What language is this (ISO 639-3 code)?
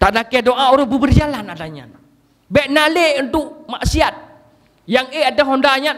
msa